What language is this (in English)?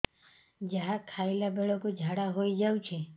Odia